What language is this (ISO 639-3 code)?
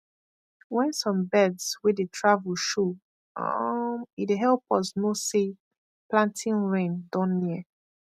pcm